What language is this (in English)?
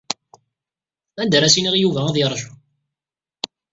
Kabyle